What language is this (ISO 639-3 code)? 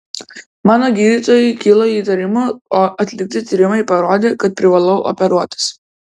lit